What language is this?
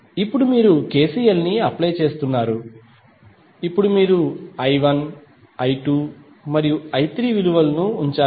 Telugu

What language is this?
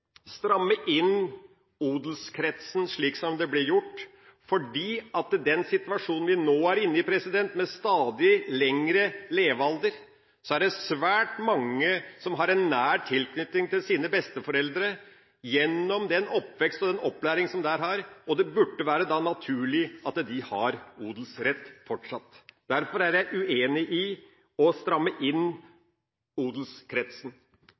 Norwegian Bokmål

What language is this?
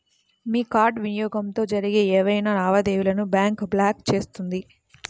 Telugu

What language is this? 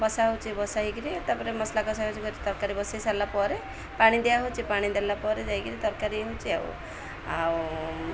Odia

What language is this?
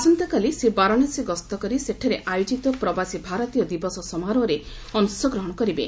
Odia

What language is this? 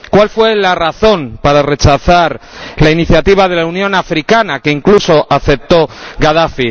Spanish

